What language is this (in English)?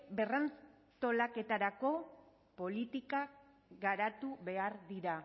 Basque